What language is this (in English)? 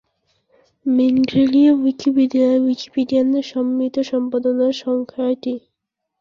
Bangla